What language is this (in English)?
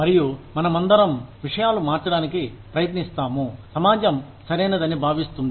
Telugu